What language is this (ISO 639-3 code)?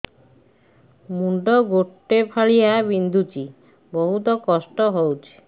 ori